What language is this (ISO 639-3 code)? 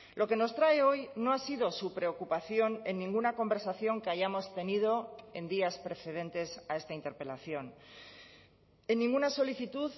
spa